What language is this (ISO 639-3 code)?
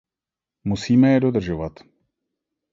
ces